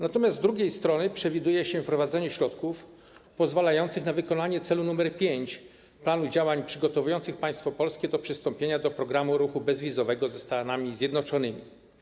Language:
Polish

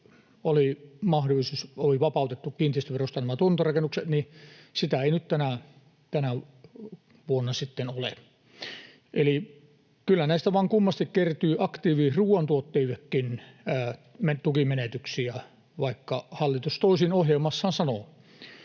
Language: Finnish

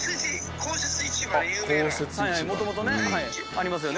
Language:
Japanese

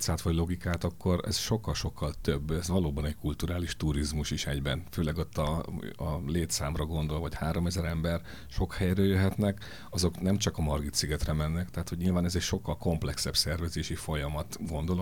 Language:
Hungarian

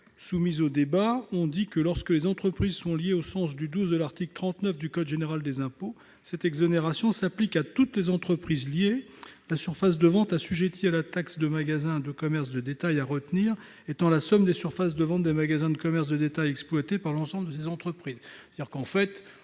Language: French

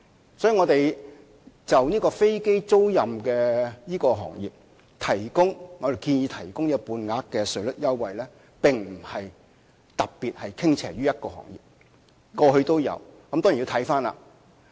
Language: Cantonese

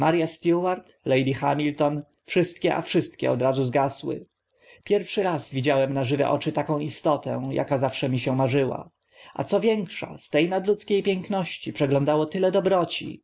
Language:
Polish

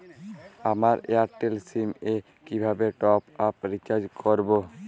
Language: Bangla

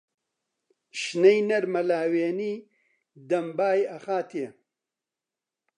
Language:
Central Kurdish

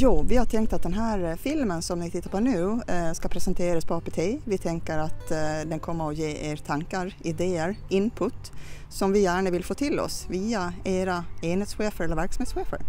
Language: Swedish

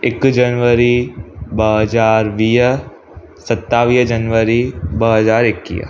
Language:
Sindhi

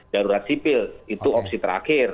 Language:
Indonesian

